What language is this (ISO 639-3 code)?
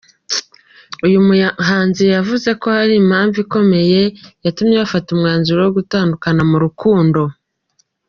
kin